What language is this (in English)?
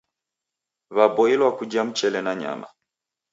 Taita